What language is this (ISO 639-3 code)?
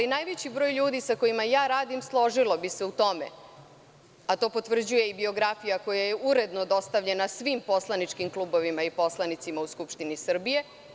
srp